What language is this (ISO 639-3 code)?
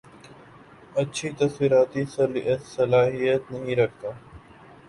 urd